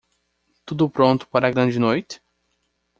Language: Portuguese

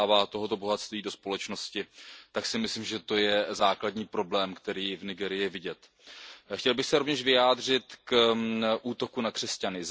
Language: Czech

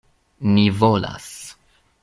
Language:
Esperanto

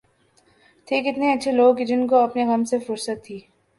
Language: Urdu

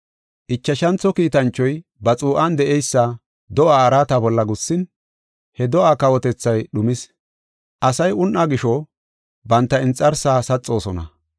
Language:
Gofa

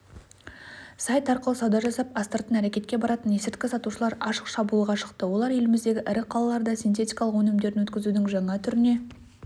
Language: Kazakh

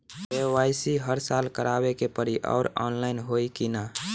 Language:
Bhojpuri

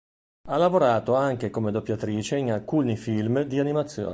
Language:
Italian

